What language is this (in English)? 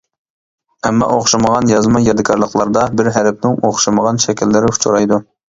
Uyghur